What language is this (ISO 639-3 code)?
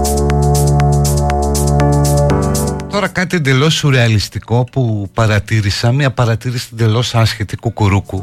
ell